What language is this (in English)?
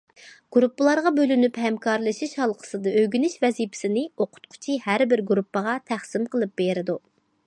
Uyghur